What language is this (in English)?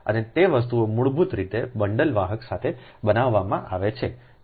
Gujarati